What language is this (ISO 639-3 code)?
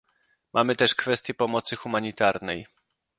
pol